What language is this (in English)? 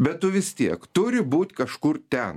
Lithuanian